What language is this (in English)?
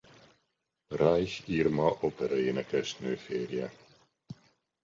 Hungarian